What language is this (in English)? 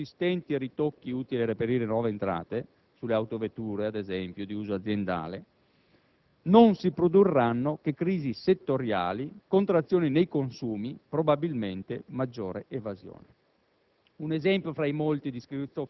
Italian